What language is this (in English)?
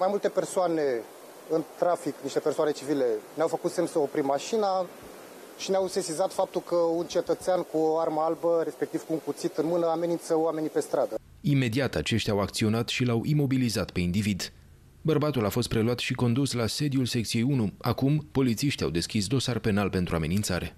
Romanian